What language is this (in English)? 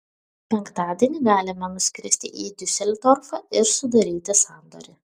Lithuanian